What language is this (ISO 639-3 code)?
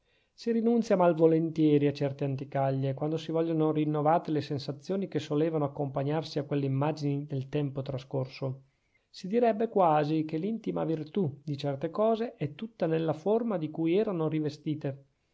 ita